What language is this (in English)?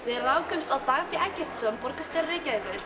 Icelandic